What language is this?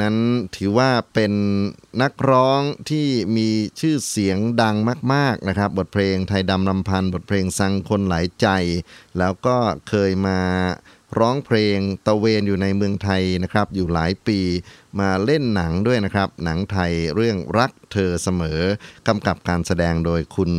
Thai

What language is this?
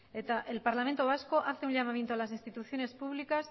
Spanish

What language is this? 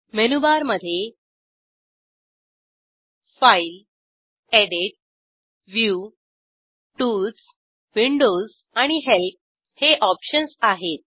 Marathi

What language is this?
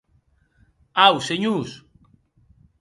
Occitan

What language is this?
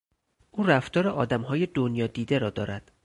Persian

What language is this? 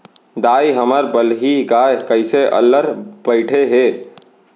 Chhattisgarhi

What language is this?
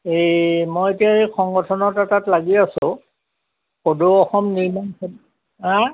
Assamese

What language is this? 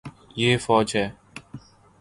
Urdu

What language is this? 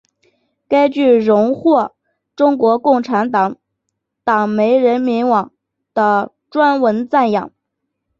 Chinese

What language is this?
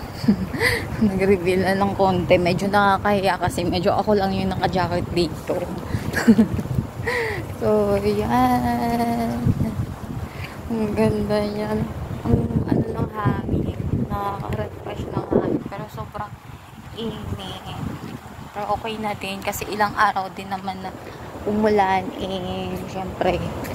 Filipino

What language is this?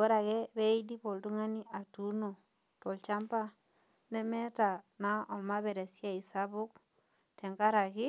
Masai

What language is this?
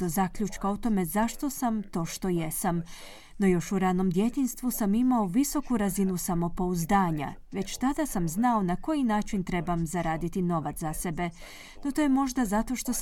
Croatian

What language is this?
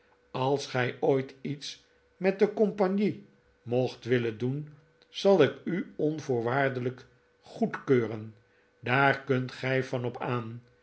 Dutch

